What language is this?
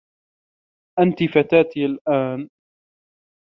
Arabic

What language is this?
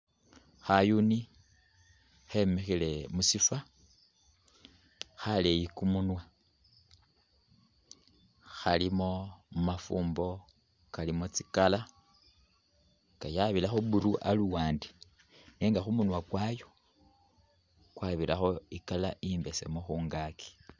Masaaba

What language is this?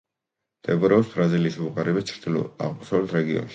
Georgian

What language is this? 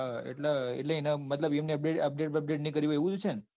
Gujarati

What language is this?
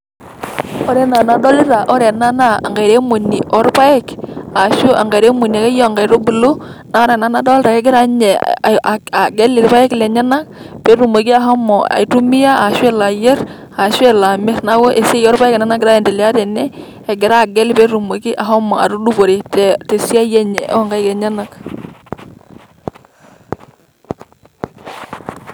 Masai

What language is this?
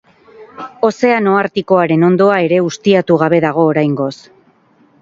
Basque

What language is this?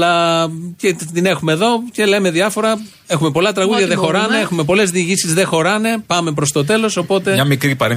Greek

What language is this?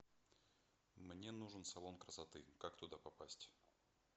Russian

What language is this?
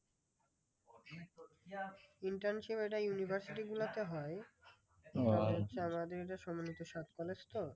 Bangla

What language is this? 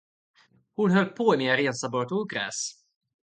Swedish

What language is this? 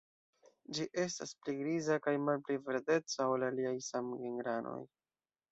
Esperanto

